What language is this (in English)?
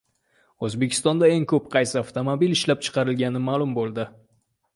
Uzbek